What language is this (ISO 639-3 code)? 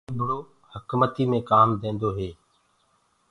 ggg